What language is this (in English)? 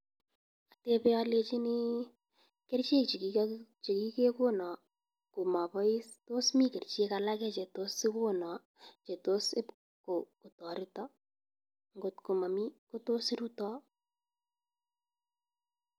Kalenjin